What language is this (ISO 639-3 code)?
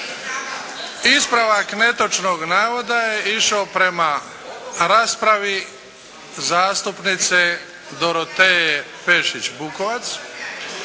hrv